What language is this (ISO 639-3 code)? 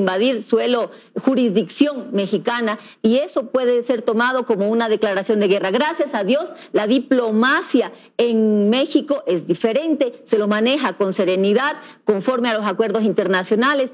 spa